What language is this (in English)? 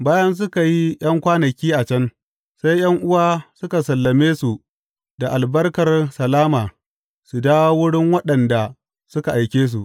Hausa